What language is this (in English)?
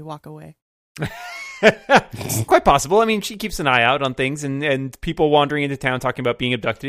English